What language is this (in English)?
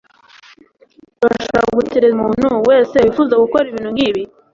Kinyarwanda